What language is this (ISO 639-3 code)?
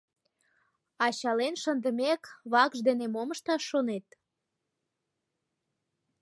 chm